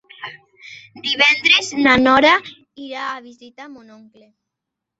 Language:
Catalan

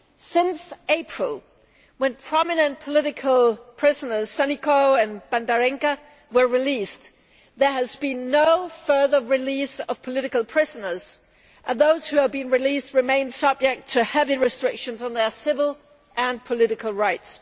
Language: English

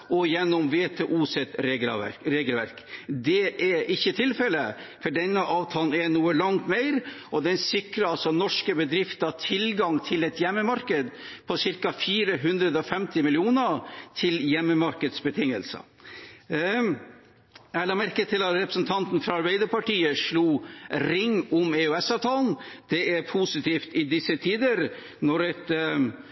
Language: Norwegian Bokmål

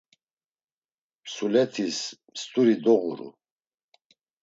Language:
Laz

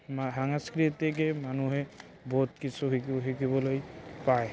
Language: Assamese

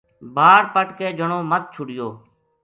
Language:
Gujari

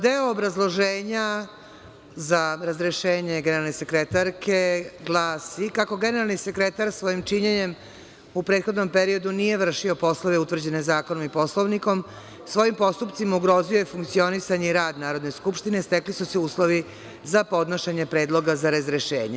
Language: Serbian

